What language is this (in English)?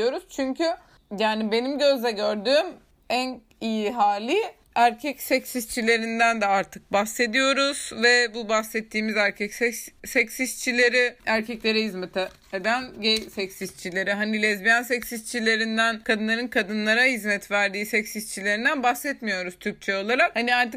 Turkish